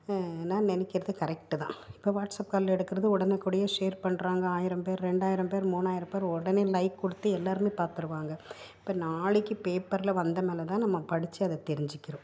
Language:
Tamil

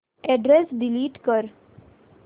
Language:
Marathi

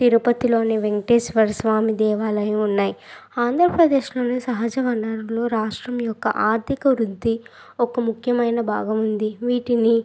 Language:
Telugu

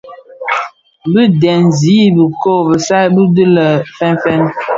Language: Bafia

